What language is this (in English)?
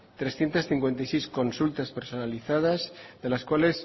Spanish